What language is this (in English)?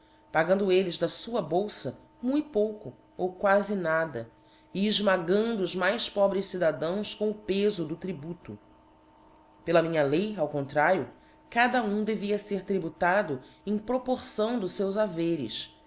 Portuguese